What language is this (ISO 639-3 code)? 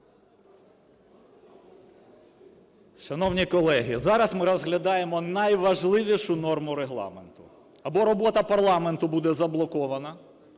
ukr